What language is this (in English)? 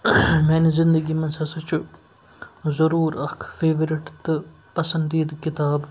Kashmiri